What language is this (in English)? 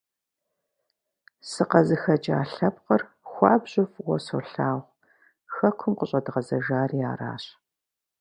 Kabardian